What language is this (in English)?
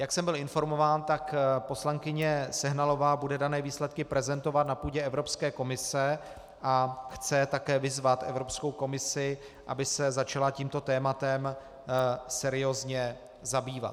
Czech